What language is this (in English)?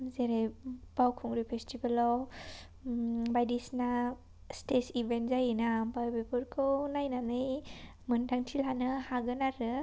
Bodo